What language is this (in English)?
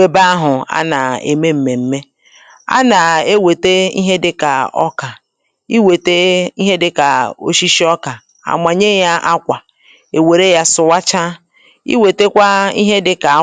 Igbo